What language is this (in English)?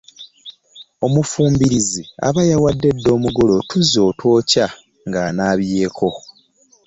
Ganda